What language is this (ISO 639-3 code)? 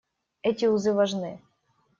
rus